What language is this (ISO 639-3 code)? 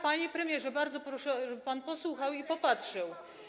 pol